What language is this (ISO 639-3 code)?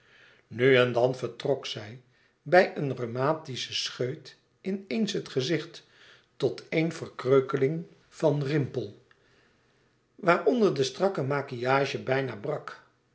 nld